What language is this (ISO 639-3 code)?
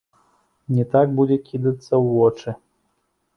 bel